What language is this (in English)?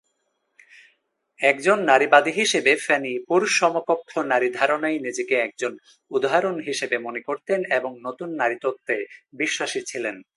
Bangla